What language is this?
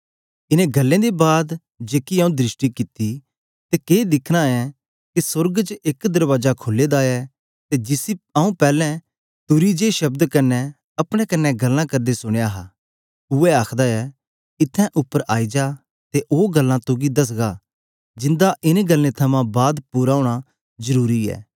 Dogri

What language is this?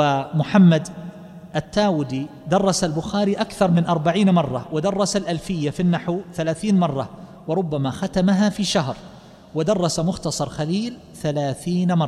Arabic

